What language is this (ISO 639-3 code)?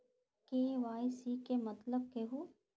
mag